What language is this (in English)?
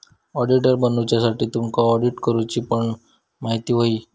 Marathi